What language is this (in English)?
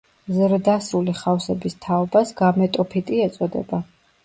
Georgian